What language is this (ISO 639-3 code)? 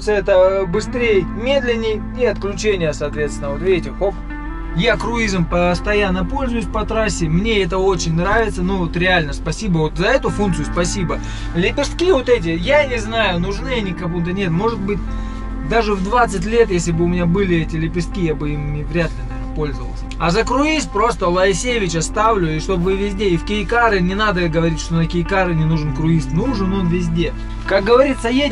rus